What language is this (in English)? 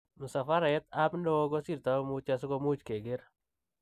Kalenjin